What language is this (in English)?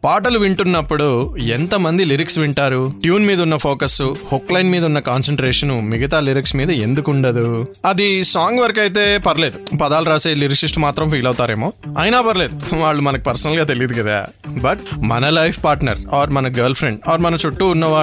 Telugu